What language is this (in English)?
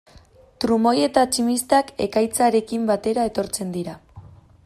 Basque